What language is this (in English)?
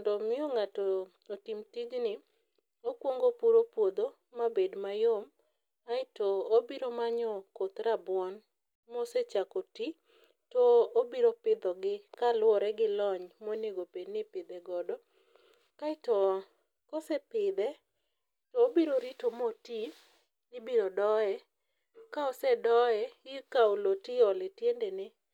Luo (Kenya and Tanzania)